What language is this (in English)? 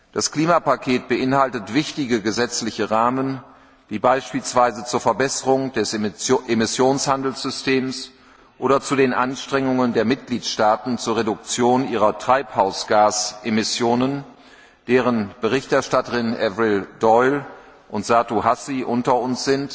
German